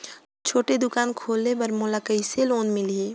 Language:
Chhattisgarhi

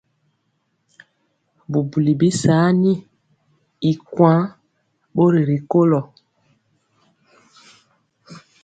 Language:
Mpiemo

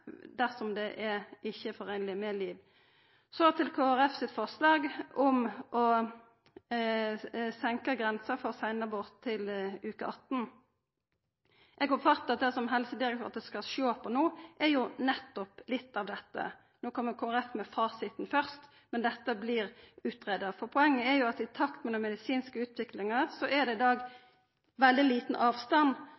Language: Norwegian Nynorsk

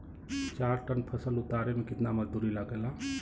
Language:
Bhojpuri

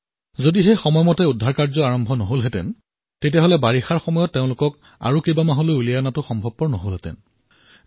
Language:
Assamese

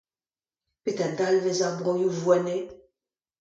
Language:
Breton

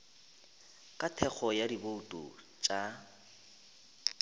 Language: Northern Sotho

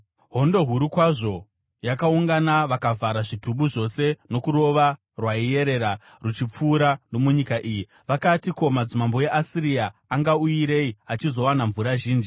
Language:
Shona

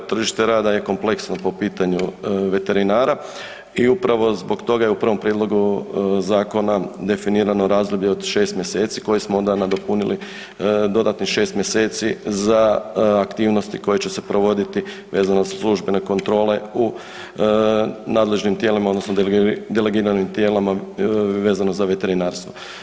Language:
Croatian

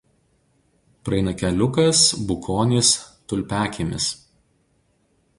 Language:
Lithuanian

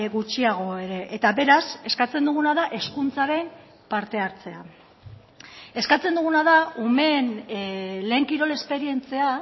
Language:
Basque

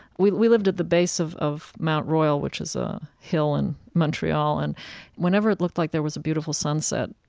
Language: English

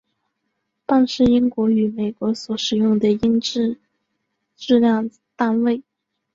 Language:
Chinese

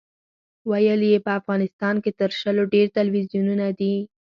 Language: Pashto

